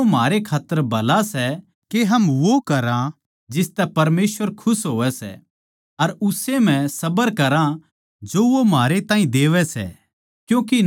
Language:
Haryanvi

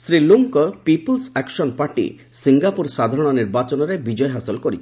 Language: Odia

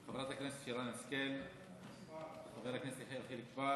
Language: Hebrew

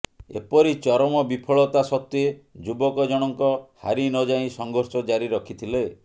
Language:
Odia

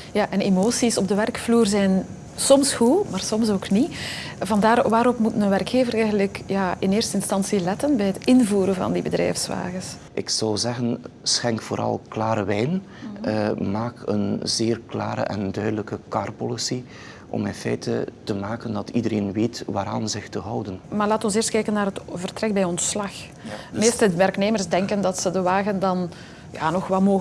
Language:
Dutch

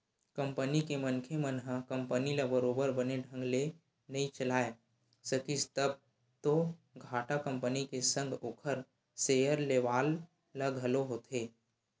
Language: Chhattisgarhi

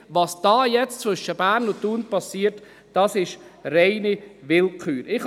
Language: Swiss German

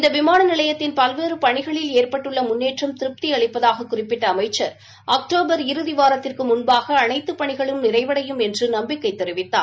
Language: Tamil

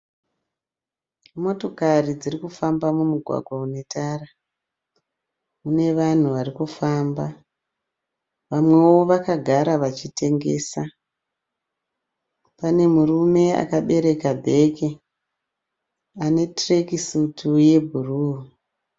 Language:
Shona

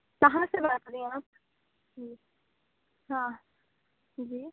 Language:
Urdu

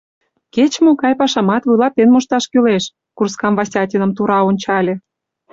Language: Mari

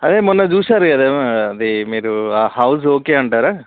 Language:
Telugu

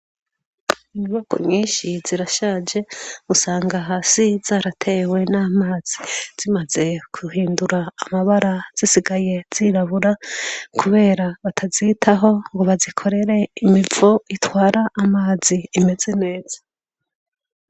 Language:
Rundi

